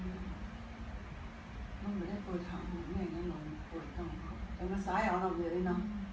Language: Thai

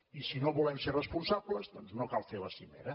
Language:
Catalan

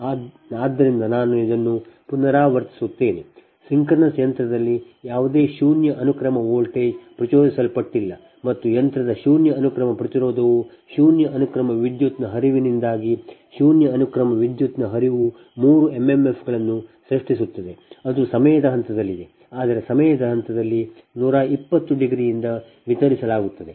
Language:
Kannada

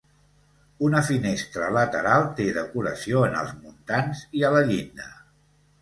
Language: Catalan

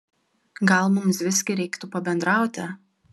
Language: Lithuanian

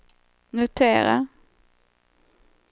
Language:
Swedish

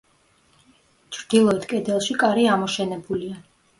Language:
Georgian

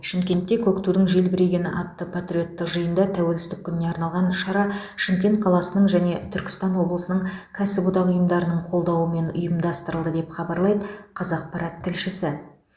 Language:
Kazakh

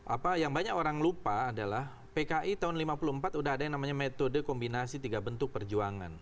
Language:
Indonesian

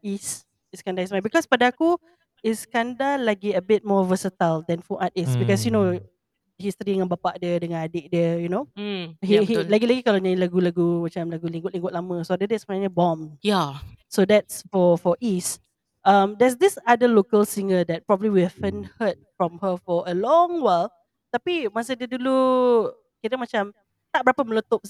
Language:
Malay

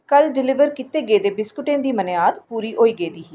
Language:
Dogri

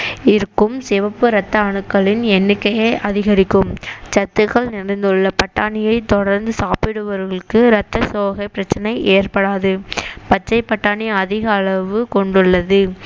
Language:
Tamil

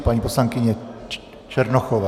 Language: Czech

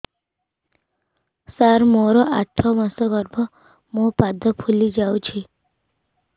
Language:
Odia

